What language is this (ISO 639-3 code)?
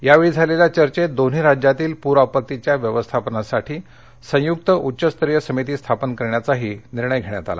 mar